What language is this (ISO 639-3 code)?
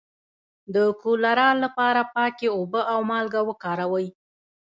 pus